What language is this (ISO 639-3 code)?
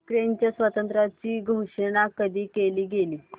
mar